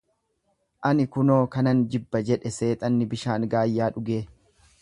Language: Oromo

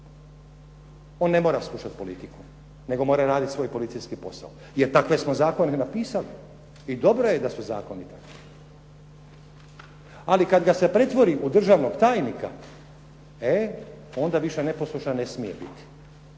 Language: Croatian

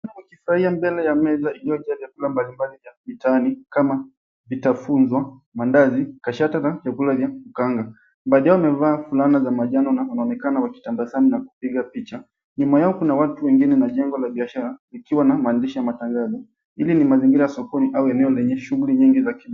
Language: Swahili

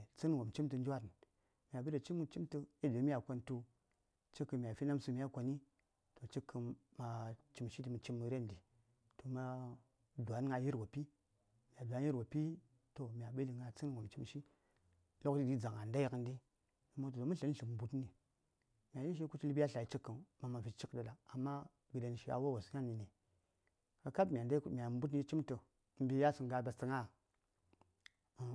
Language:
Saya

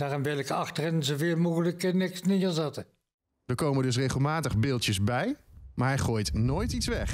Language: Dutch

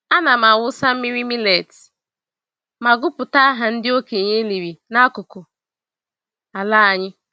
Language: Igbo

